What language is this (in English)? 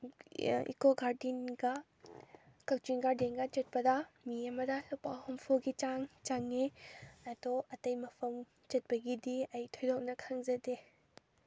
Manipuri